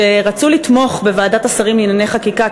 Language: Hebrew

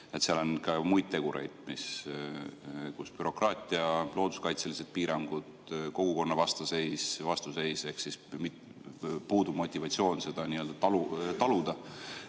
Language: Estonian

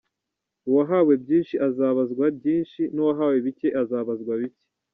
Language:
Kinyarwanda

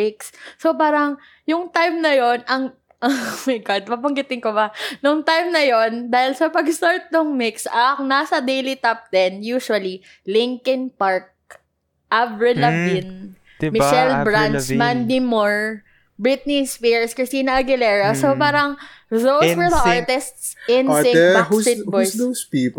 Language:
Filipino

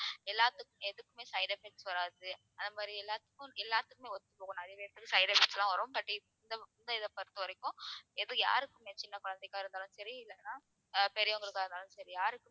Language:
Tamil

